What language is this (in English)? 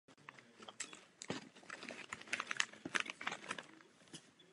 Czech